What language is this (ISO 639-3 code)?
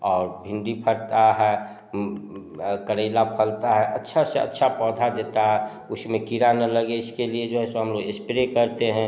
hin